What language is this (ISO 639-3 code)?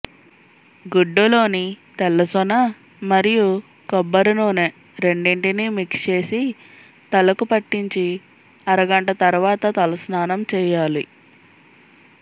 tel